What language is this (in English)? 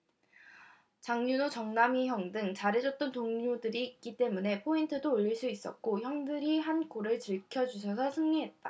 Korean